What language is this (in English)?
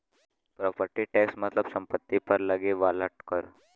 Bhojpuri